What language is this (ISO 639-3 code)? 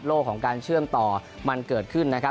tha